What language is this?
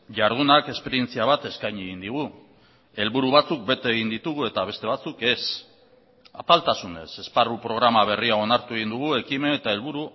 Basque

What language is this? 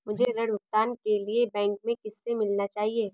Hindi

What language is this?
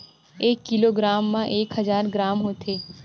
Chhattisgarhi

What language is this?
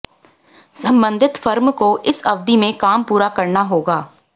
Hindi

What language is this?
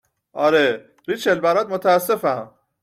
Persian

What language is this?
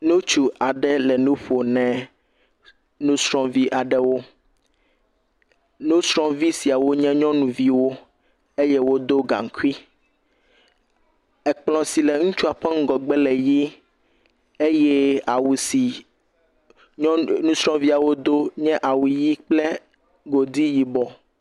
Ewe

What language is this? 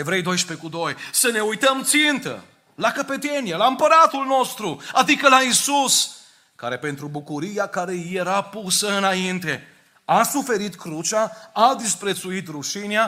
Romanian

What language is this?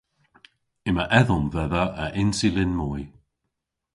Cornish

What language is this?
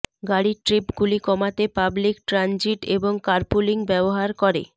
Bangla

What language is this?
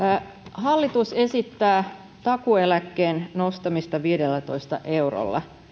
Finnish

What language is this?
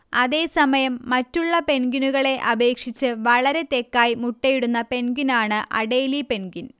Malayalam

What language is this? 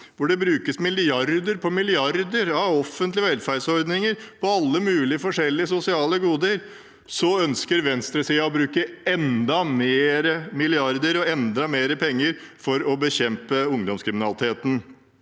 Norwegian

